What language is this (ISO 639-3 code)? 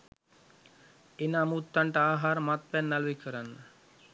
sin